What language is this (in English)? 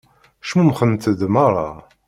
Kabyle